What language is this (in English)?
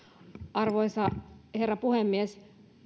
Finnish